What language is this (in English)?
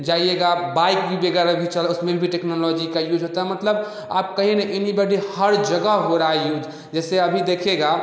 Hindi